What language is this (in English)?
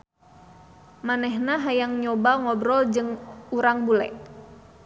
Sundanese